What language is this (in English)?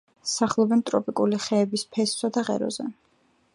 Georgian